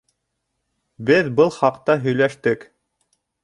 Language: Bashkir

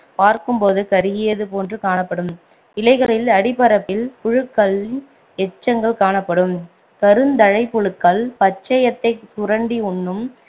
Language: Tamil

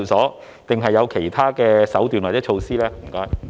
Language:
Cantonese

